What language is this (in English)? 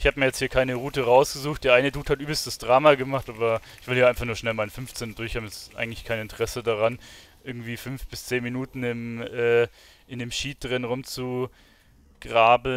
German